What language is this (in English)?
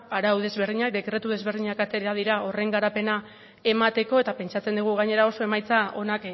Basque